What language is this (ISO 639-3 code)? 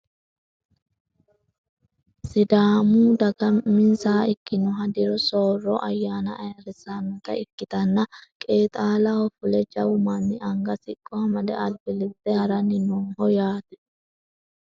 sid